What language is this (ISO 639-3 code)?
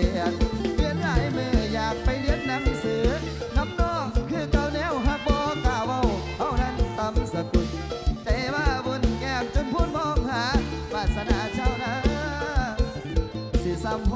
tha